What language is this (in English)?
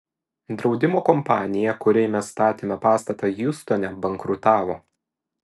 Lithuanian